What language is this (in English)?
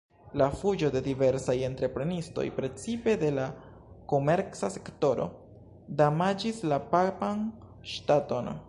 Esperanto